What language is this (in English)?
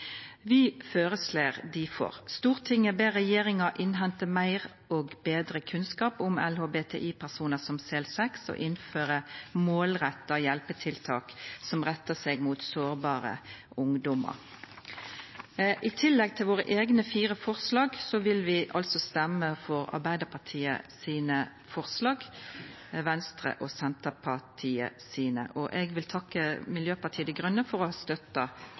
Norwegian Nynorsk